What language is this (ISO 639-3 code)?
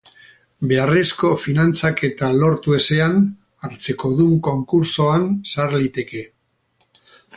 eus